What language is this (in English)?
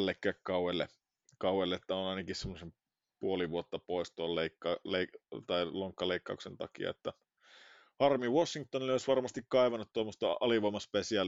Finnish